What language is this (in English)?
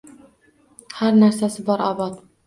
Uzbek